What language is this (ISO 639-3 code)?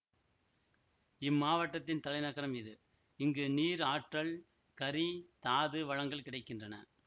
tam